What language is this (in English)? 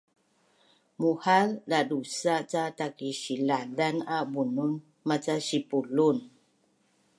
Bunun